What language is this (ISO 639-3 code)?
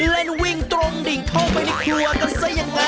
tha